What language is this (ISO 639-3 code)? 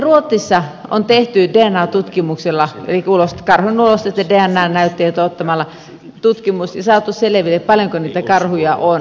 fin